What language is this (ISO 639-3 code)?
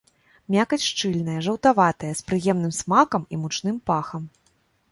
bel